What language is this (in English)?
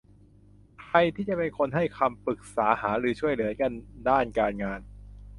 Thai